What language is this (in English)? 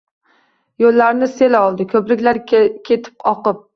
Uzbek